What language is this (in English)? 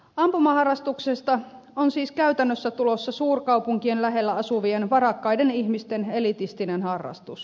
Finnish